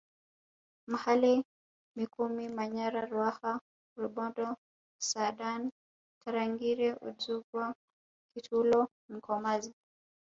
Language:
Swahili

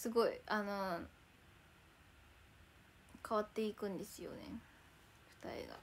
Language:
Japanese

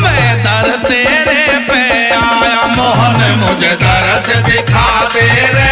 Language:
Hindi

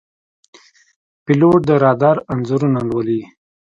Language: Pashto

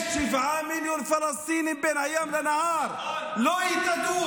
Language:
Hebrew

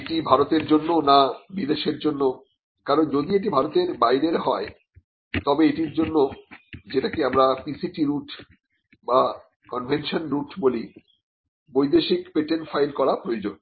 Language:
Bangla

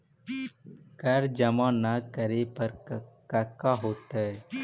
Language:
Magahi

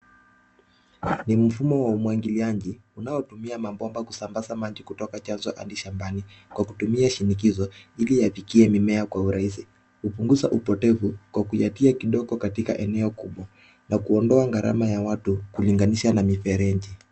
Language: Swahili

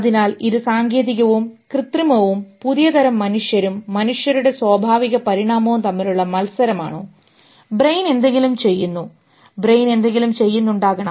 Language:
Malayalam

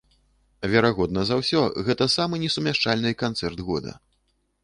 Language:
Belarusian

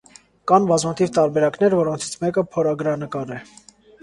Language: Armenian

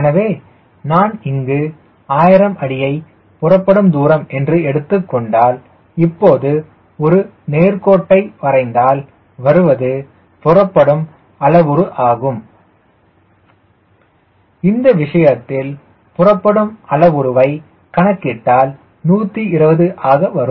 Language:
Tamil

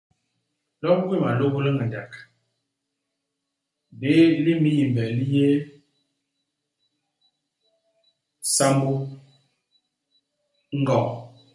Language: Basaa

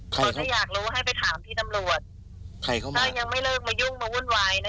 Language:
Thai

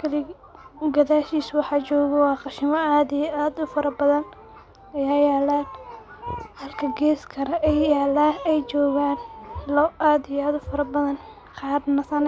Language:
Somali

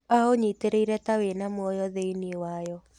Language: Kikuyu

